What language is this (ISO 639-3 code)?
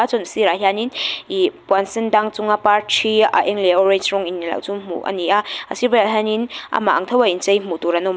lus